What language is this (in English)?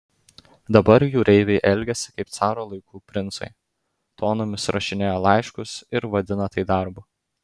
Lithuanian